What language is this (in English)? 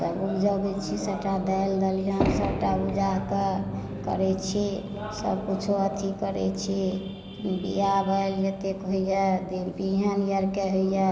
Maithili